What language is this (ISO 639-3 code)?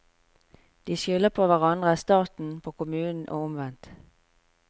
nor